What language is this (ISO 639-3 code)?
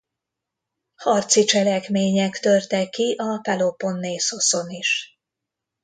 hun